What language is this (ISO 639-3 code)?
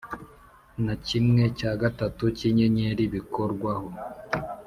kin